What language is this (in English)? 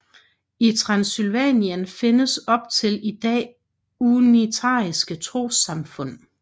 Danish